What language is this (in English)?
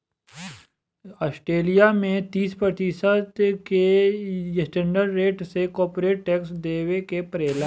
Bhojpuri